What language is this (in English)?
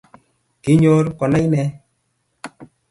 Kalenjin